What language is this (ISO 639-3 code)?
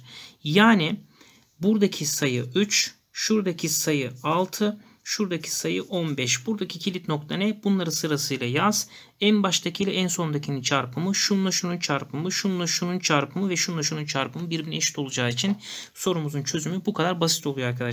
tur